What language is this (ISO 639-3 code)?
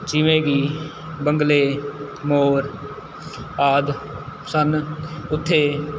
pan